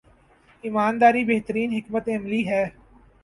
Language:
Urdu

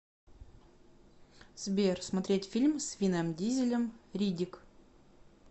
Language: Russian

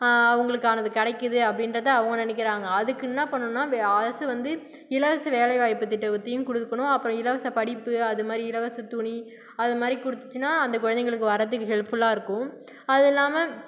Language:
Tamil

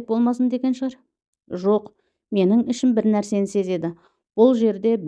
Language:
Turkish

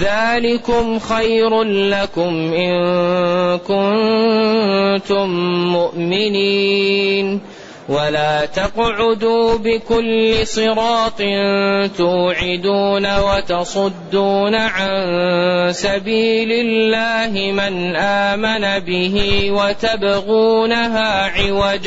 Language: Arabic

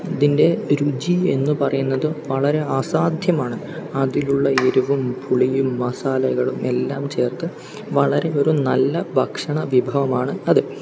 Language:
Malayalam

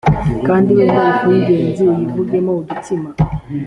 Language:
Kinyarwanda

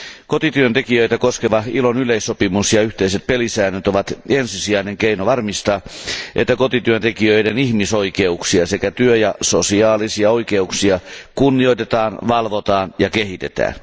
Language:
Finnish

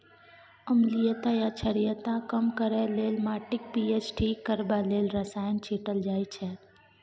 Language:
Maithili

